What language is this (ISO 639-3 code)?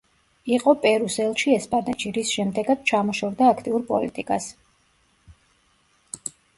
kat